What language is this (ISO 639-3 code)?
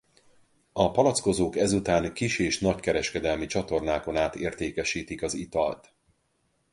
hun